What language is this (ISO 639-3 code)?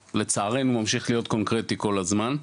heb